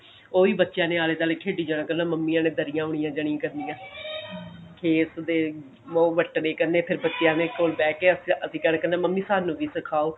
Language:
Punjabi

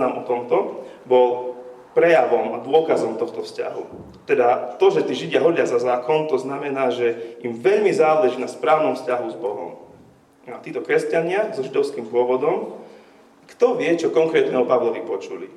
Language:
Slovak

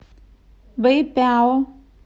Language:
Russian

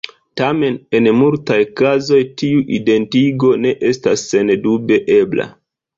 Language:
Esperanto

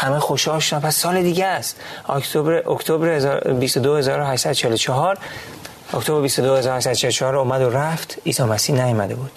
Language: Persian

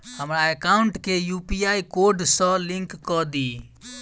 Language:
Maithili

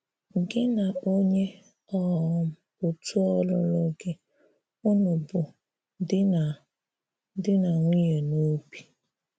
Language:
Igbo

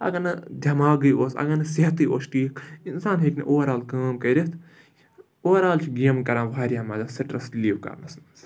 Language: Kashmiri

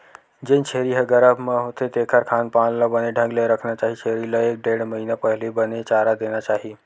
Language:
Chhattisgarhi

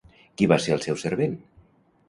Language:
Catalan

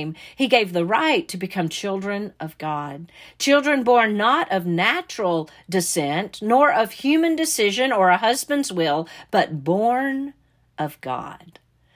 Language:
English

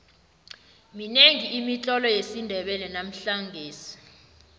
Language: South Ndebele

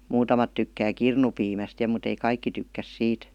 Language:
Finnish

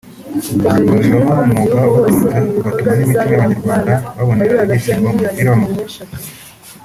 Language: Kinyarwanda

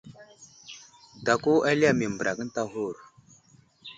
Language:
Wuzlam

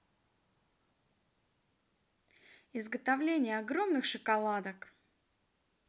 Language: Russian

